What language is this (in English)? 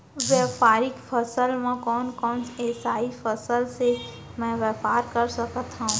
Chhattisgarhi